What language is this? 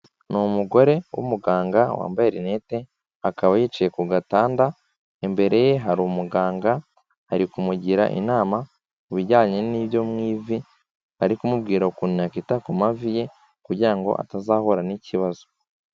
Kinyarwanda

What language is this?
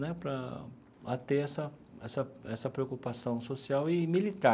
Portuguese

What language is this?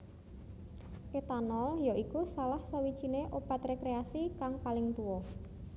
Javanese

